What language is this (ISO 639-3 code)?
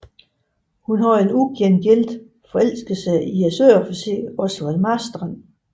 dan